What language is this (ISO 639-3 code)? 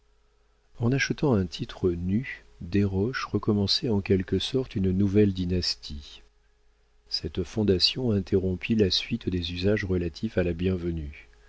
fra